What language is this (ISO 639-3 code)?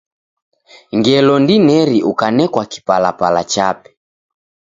dav